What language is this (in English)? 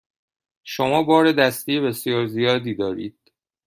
Persian